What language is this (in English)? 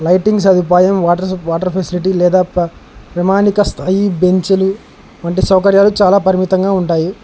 Telugu